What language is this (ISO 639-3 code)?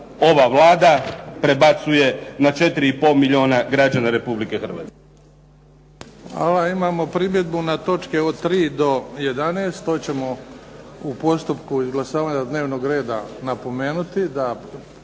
hrv